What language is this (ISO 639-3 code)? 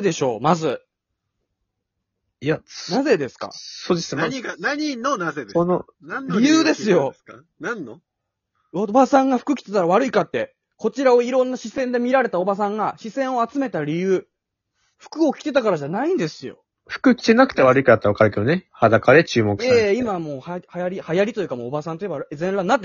jpn